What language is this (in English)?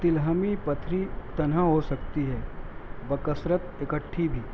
Urdu